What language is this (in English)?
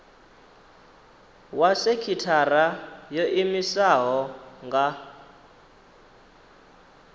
Venda